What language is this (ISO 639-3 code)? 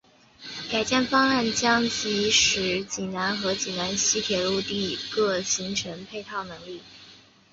zho